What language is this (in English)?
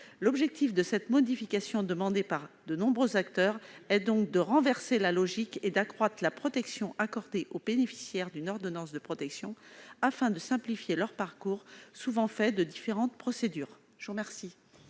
French